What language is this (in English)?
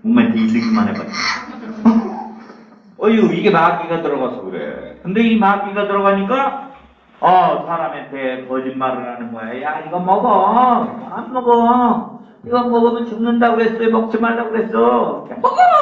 Korean